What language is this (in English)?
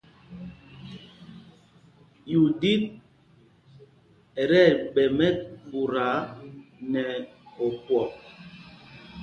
Mpumpong